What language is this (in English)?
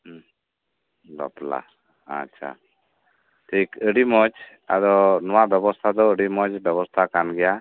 Santali